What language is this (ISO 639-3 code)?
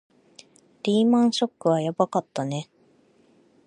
jpn